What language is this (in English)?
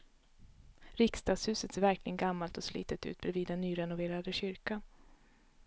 Swedish